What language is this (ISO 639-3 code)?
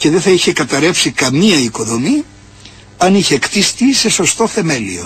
ell